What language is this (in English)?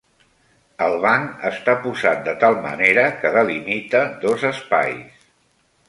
Catalan